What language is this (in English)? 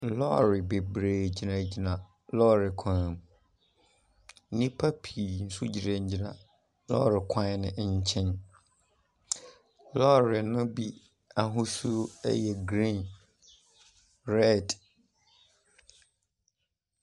Akan